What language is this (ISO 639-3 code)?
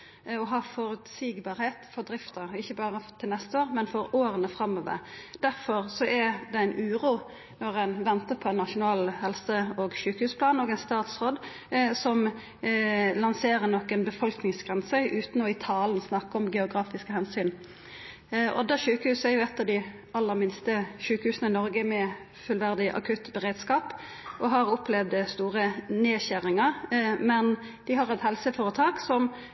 nno